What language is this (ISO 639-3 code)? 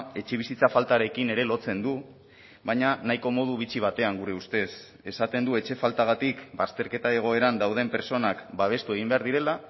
eus